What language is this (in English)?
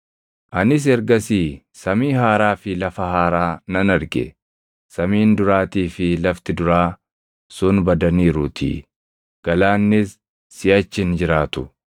Oromo